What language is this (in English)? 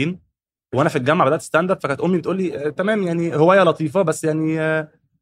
Arabic